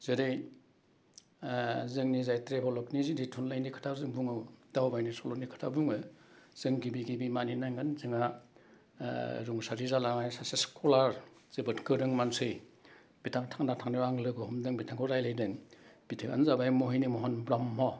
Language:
Bodo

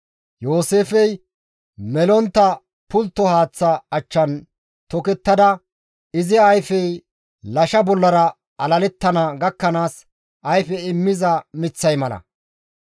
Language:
Gamo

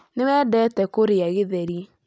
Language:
Kikuyu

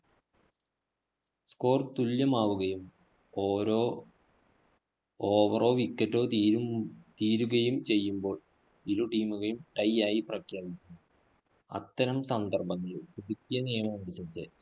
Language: Malayalam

